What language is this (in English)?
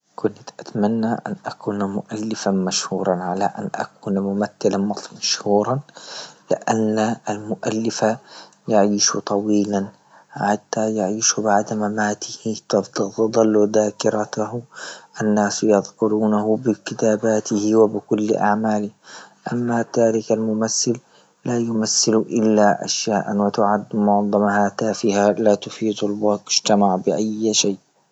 Libyan Arabic